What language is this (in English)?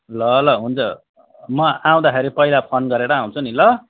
Nepali